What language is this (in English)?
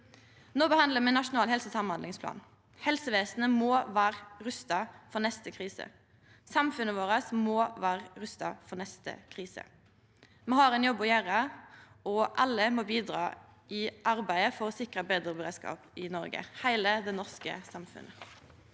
Norwegian